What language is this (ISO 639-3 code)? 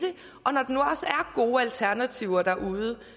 dan